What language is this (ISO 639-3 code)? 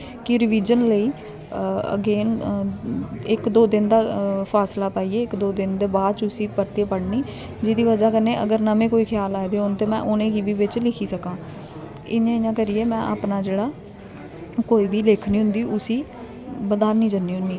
doi